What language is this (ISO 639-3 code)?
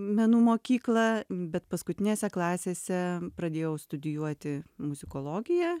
lit